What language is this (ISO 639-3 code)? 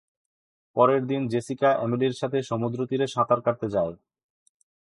ben